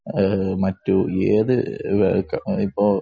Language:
Malayalam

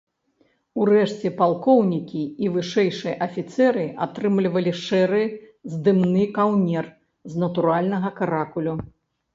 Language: Belarusian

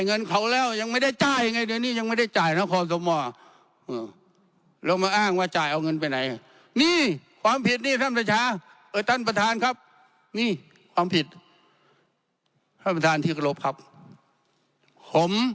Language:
Thai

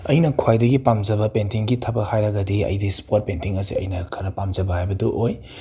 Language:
Manipuri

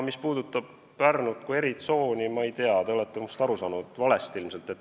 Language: Estonian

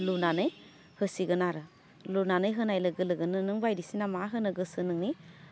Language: Bodo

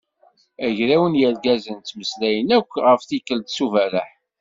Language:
Kabyle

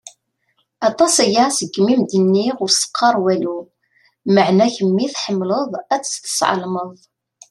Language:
Kabyle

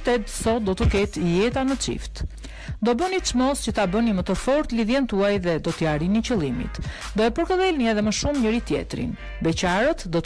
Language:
Romanian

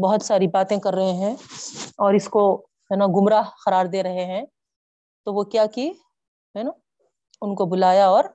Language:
Urdu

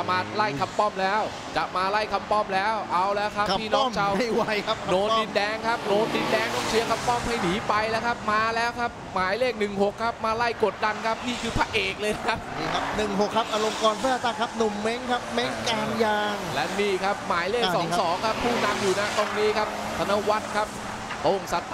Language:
Thai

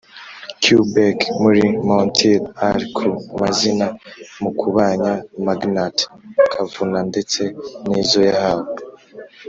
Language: Kinyarwanda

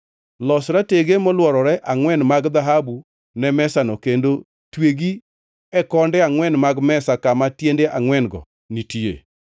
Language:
Luo (Kenya and Tanzania)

